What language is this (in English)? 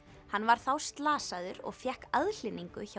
Icelandic